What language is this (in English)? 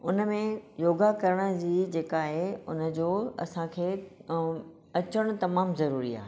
Sindhi